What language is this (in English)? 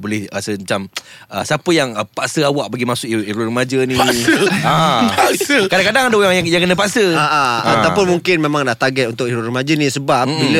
Malay